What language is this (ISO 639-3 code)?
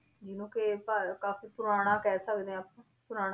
pan